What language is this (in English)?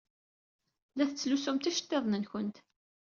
Kabyle